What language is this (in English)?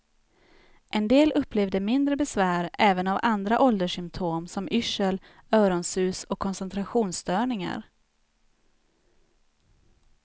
Swedish